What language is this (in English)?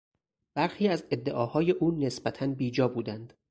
Persian